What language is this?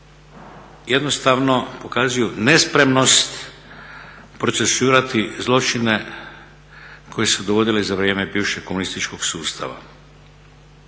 Croatian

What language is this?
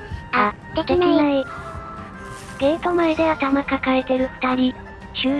Japanese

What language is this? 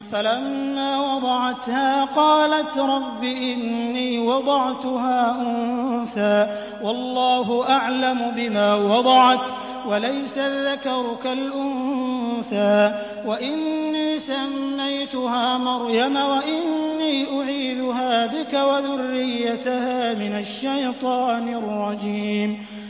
Arabic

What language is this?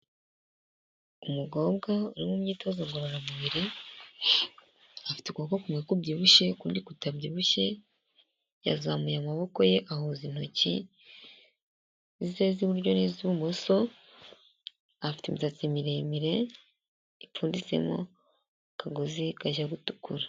Kinyarwanda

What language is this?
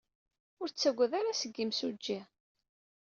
Kabyle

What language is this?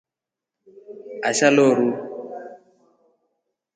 Rombo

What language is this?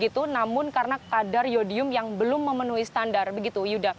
Indonesian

